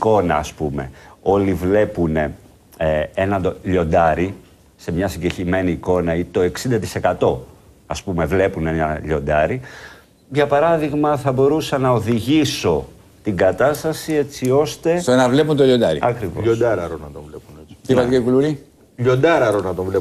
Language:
Greek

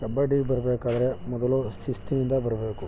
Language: Kannada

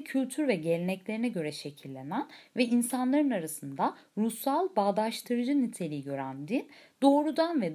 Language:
Turkish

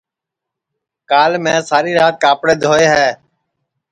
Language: Sansi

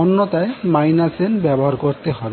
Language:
Bangla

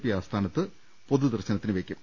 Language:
Malayalam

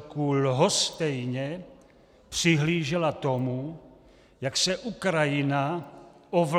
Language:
Czech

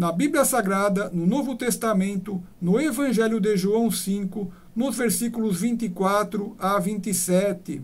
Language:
Portuguese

